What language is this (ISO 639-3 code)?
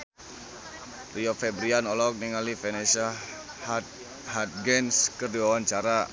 sun